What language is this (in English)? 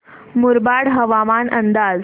Marathi